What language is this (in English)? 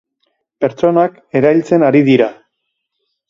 Basque